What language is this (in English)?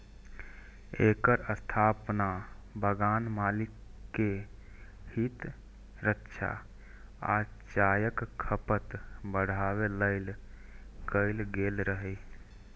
Maithili